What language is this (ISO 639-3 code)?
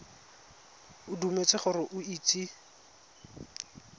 tsn